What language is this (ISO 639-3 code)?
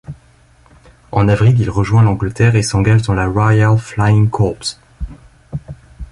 fra